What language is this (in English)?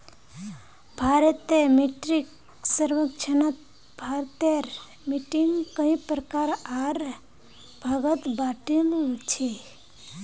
Magahi